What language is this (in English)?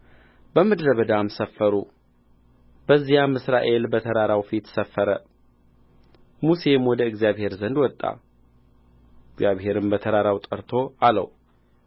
Amharic